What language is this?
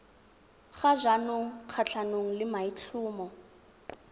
Tswana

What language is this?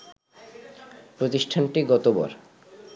Bangla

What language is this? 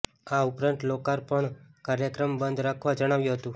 Gujarati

